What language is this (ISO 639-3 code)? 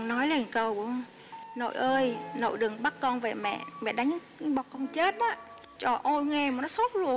vie